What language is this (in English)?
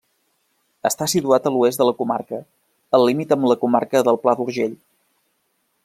Catalan